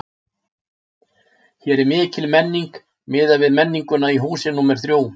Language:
Icelandic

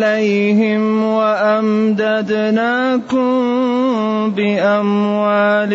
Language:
Arabic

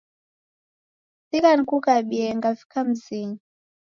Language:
Taita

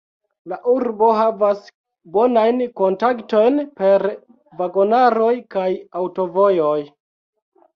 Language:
Esperanto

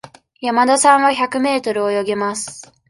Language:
Japanese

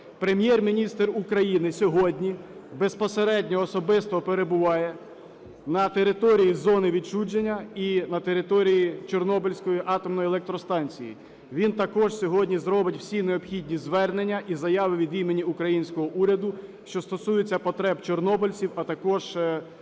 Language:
Ukrainian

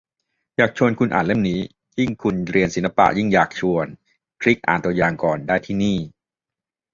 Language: Thai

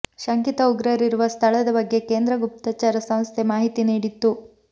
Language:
Kannada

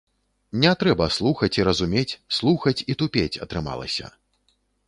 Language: Belarusian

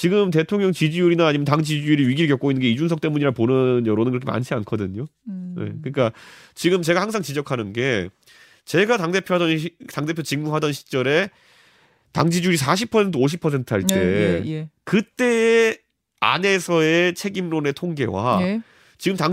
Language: Korean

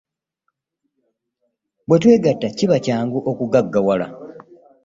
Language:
Ganda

